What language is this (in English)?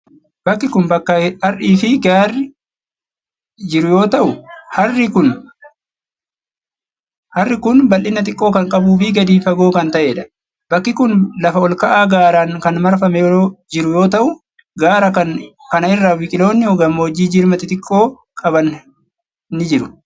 Oromo